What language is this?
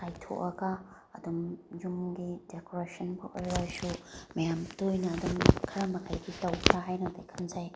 Manipuri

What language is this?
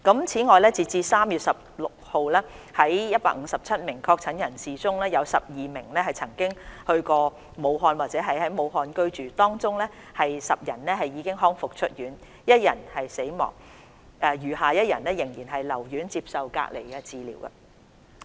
Cantonese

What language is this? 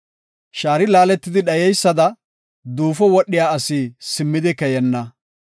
Gofa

